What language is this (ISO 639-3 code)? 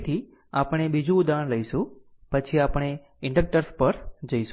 guj